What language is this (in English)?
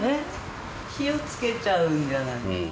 Japanese